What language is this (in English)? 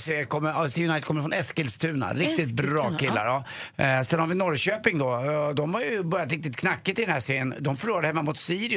Swedish